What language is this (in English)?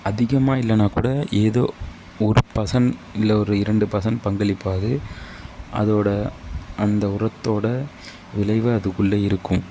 Tamil